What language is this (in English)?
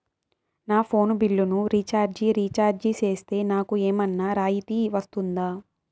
Telugu